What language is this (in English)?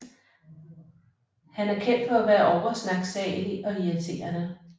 Danish